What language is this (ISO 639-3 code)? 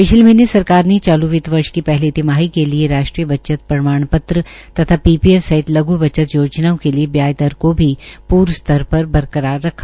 hin